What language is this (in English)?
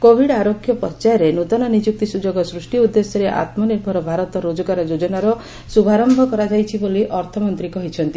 Odia